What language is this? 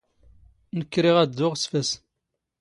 Standard Moroccan Tamazight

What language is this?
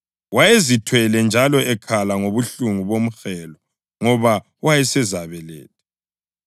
North Ndebele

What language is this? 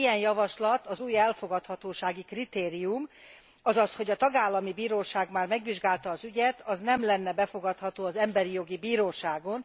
Hungarian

